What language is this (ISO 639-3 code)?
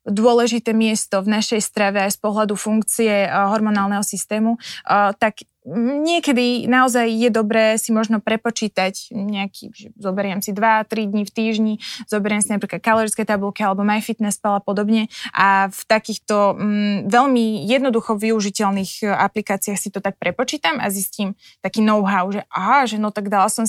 slk